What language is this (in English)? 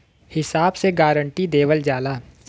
Bhojpuri